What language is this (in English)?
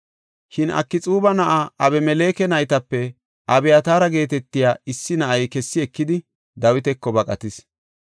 Gofa